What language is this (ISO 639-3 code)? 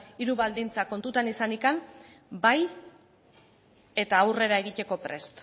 eus